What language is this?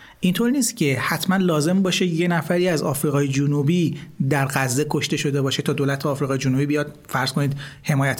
Persian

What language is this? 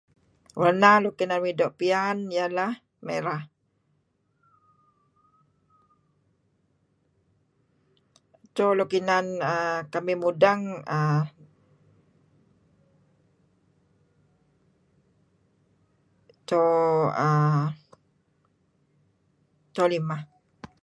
Kelabit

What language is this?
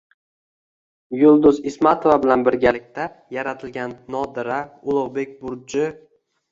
Uzbek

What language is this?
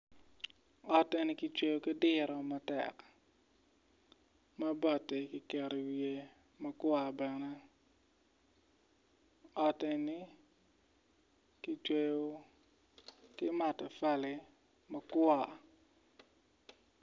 Acoli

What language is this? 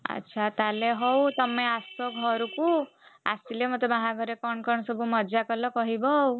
Odia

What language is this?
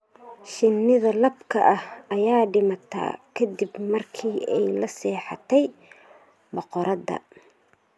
Somali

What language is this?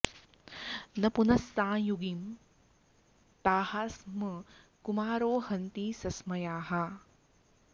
Sanskrit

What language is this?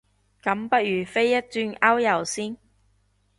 Cantonese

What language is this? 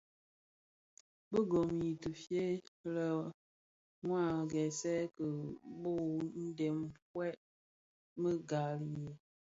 Bafia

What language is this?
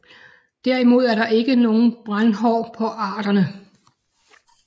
Danish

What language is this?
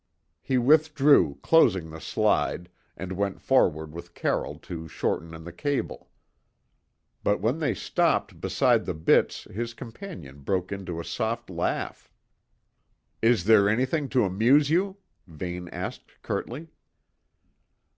English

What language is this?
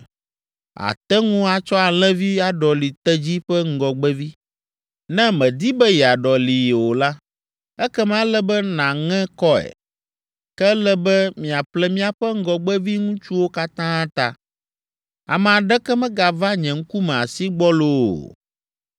Ewe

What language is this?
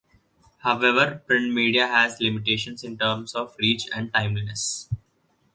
English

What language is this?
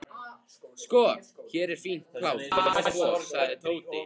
Icelandic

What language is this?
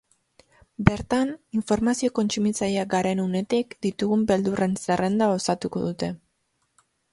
Basque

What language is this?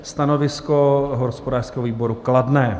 Czech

